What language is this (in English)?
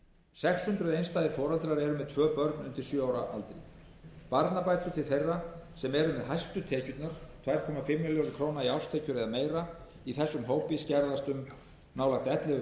Icelandic